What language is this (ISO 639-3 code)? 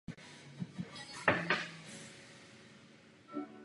ces